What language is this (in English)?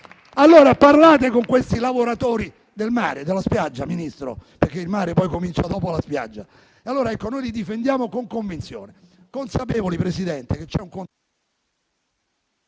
Italian